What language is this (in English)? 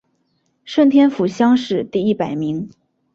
Chinese